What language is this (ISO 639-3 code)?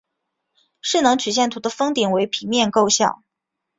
zho